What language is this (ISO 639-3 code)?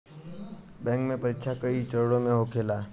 bho